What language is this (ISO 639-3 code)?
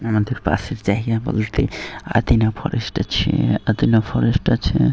ben